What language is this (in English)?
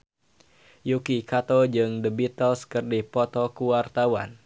Sundanese